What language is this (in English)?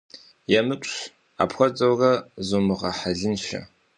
Kabardian